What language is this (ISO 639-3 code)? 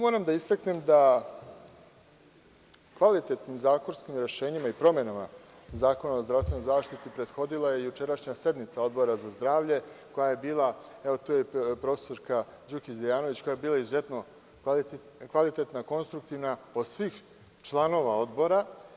srp